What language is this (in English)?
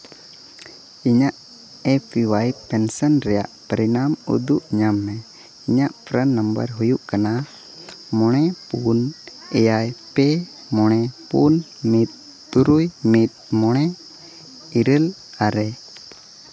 Santali